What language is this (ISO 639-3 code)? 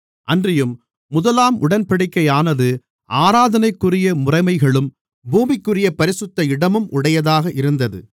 tam